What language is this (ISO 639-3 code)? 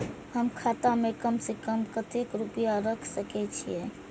mai